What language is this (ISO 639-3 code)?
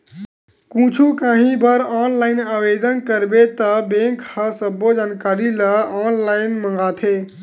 hne